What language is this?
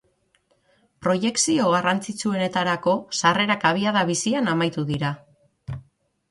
Basque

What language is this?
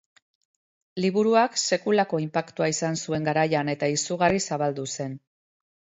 Basque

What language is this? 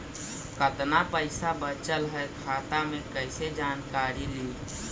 Magahi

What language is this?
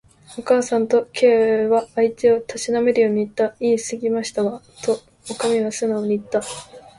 Japanese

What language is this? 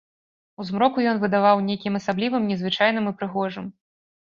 Belarusian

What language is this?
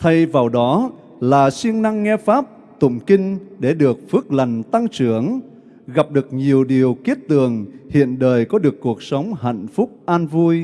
Vietnamese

